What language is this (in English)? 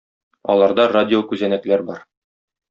Tatar